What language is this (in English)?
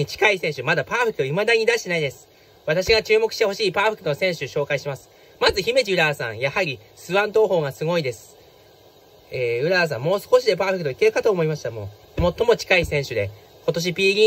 Japanese